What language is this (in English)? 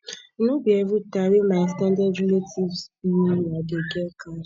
Nigerian Pidgin